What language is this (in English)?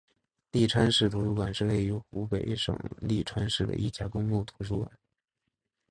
Chinese